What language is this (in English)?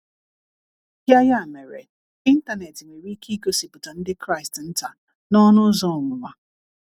Igbo